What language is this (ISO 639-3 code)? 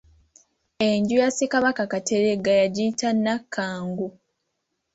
lug